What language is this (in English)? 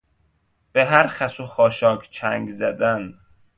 Persian